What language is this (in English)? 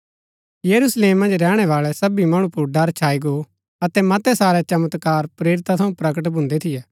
Gaddi